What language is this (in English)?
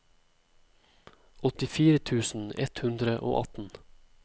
Norwegian